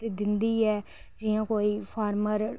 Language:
Dogri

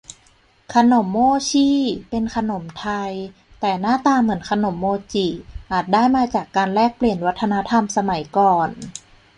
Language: Thai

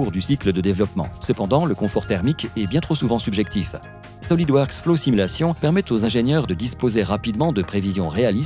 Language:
French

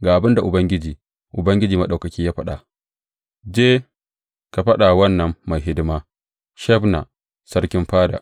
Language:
Hausa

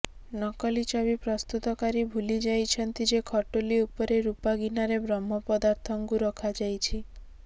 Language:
Odia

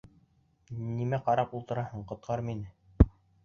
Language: Bashkir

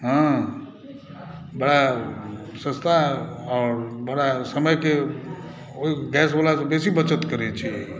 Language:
Maithili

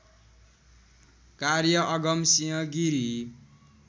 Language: Nepali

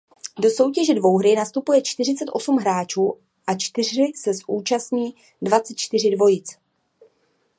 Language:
Czech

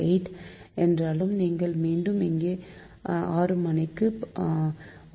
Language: Tamil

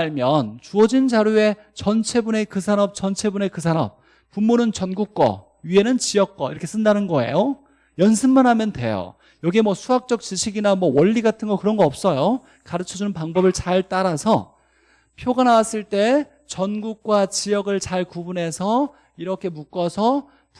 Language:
Korean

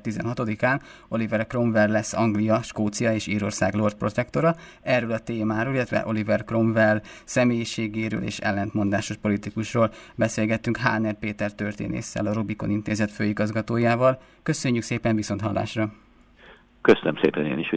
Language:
Hungarian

